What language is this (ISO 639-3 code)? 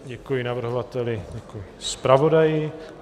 ces